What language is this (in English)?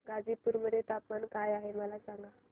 Marathi